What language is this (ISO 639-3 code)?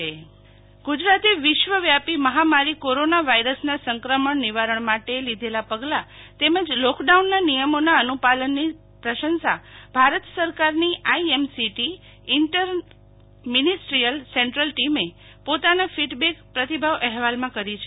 guj